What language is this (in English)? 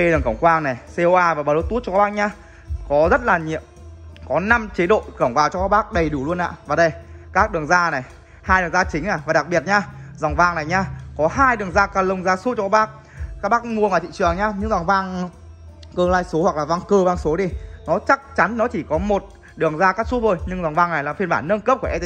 Vietnamese